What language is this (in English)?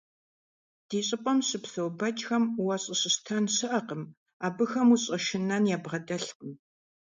Kabardian